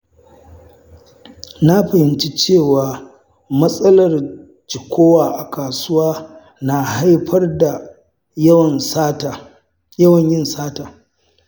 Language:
Hausa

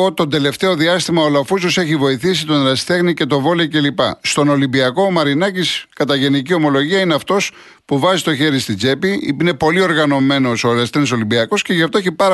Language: Greek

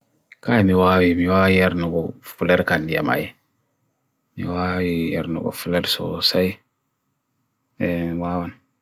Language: Bagirmi Fulfulde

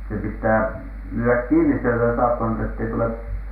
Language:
Finnish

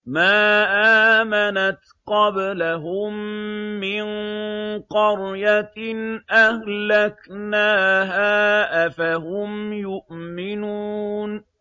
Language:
Arabic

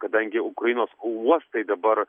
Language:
Lithuanian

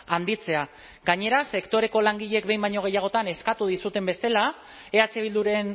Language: Basque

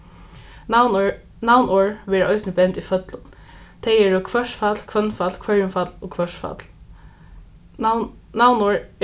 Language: Faroese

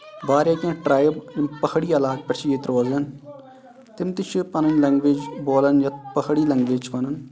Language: Kashmiri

